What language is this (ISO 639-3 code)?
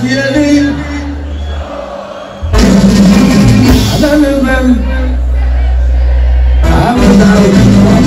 ara